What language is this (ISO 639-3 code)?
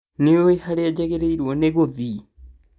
kik